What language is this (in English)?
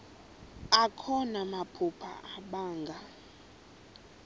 Xhosa